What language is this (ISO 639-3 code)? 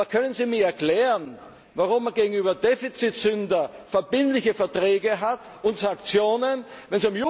deu